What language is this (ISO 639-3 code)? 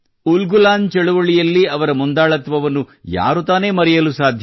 kan